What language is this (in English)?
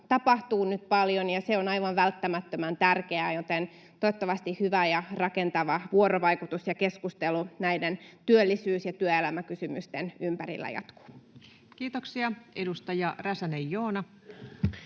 Finnish